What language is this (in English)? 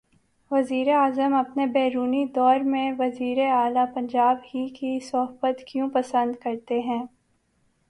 Urdu